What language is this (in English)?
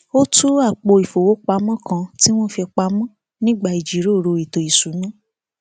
Yoruba